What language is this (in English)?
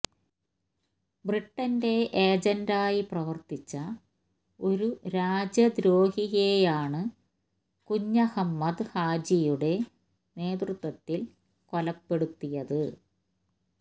Malayalam